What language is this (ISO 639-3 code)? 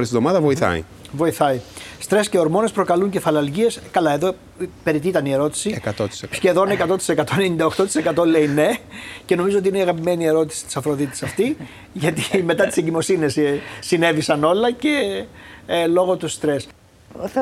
ell